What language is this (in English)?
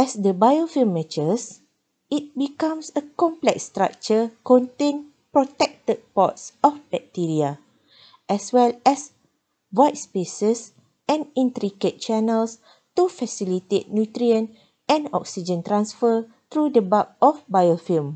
Romanian